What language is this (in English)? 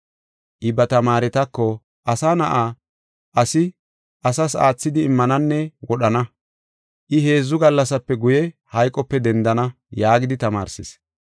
Gofa